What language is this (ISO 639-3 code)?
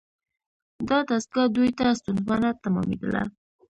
pus